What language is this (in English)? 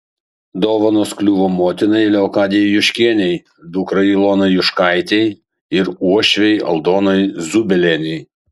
Lithuanian